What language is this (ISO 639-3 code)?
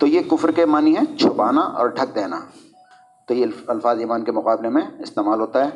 urd